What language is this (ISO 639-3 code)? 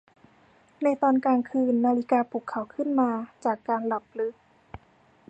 tha